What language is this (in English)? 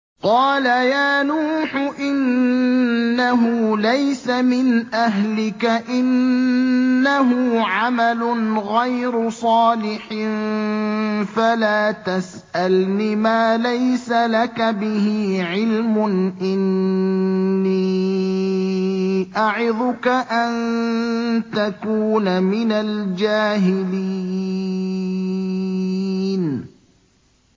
Arabic